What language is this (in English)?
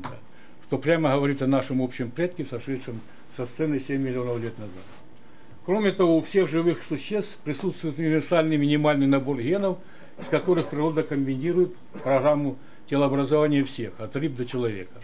Russian